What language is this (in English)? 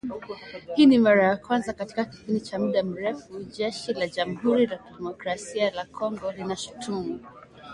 Swahili